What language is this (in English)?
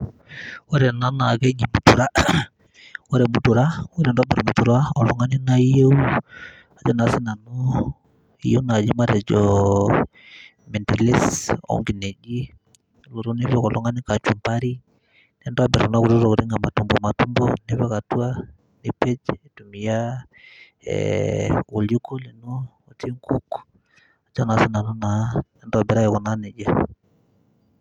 Masai